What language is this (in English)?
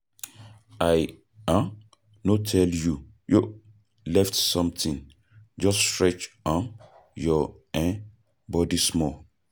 Nigerian Pidgin